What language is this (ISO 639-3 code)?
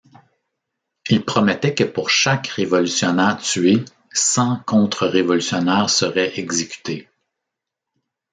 fra